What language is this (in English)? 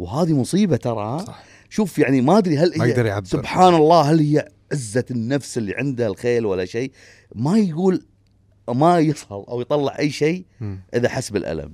Arabic